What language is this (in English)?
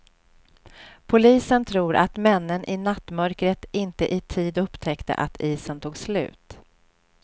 Swedish